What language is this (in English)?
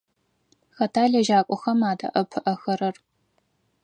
Adyghe